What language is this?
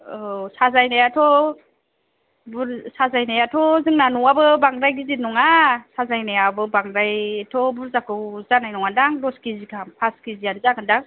Bodo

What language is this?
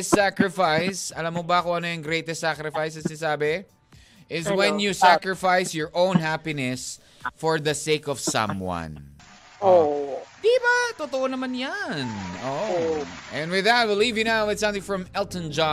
Filipino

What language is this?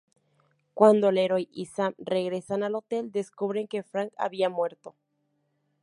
Spanish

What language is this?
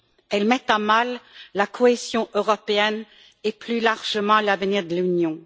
French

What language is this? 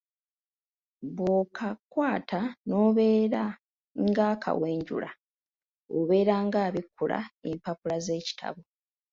Ganda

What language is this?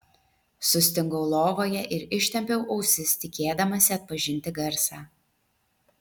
Lithuanian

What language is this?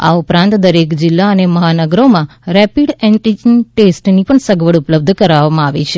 Gujarati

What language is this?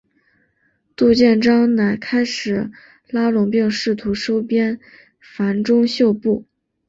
Chinese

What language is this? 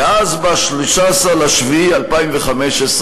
Hebrew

